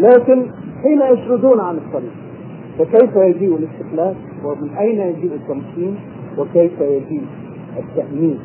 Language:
Arabic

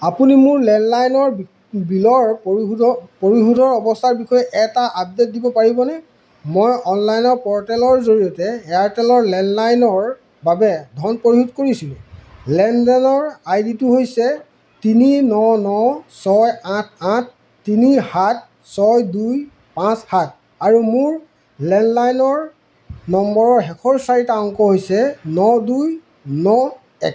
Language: Assamese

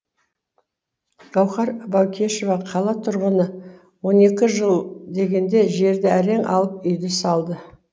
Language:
Kazakh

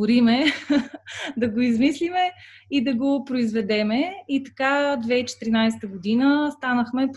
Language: Bulgarian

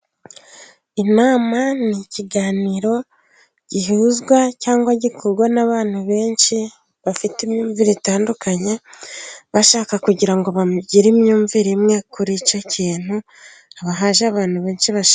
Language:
Kinyarwanda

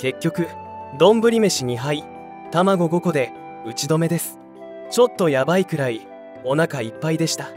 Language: Japanese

